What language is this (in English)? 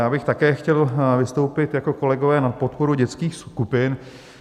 Czech